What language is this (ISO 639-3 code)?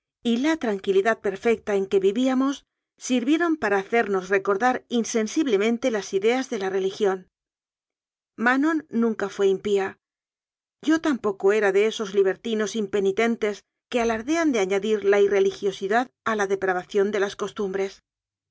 spa